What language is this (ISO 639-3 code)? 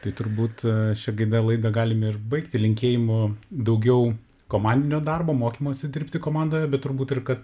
lit